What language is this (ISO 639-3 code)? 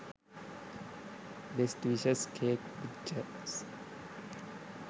sin